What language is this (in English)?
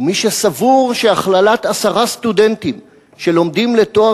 Hebrew